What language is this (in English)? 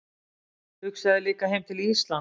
Icelandic